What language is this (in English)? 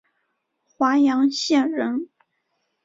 Chinese